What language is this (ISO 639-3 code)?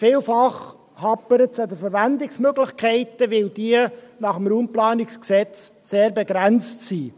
gsw